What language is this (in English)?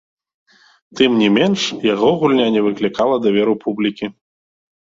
Belarusian